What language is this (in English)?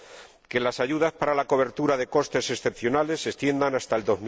Spanish